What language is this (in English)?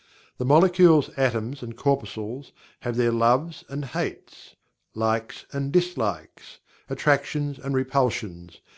English